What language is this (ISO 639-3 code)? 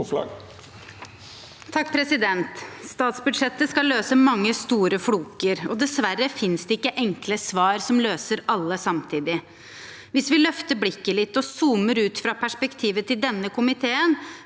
nor